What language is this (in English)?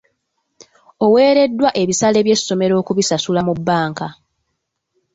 Ganda